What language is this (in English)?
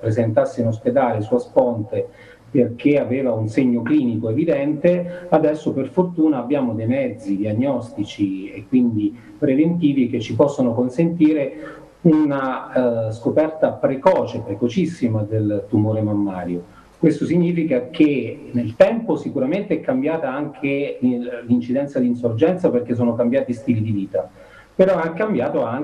Italian